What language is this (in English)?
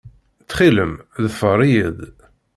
Kabyle